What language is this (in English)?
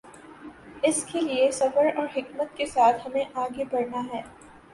Urdu